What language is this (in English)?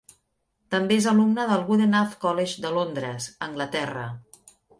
Catalan